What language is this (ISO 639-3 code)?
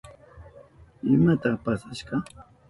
qup